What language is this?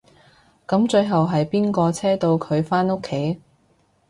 Cantonese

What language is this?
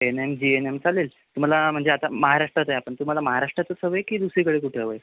Marathi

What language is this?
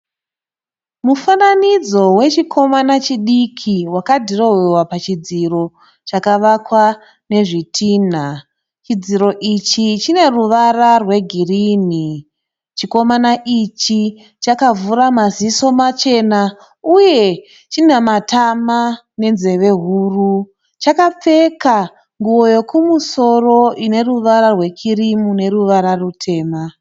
Shona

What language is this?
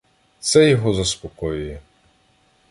Ukrainian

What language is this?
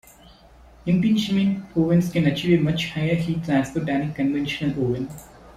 English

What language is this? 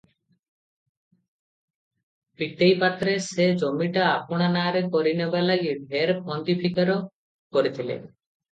Odia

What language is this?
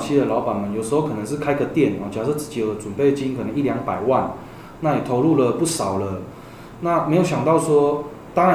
Chinese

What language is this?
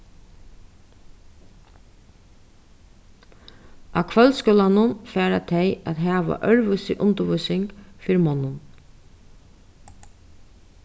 Faroese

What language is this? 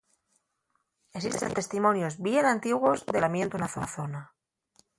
Asturian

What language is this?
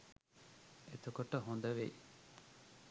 Sinhala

